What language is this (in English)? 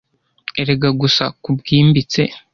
Kinyarwanda